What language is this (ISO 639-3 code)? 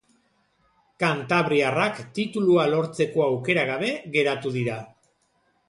eus